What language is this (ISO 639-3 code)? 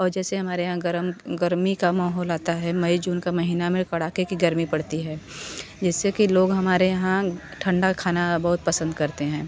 hin